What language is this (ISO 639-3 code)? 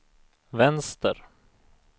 swe